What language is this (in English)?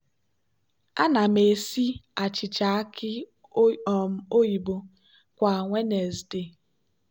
Igbo